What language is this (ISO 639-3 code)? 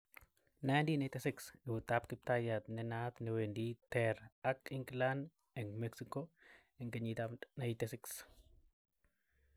kln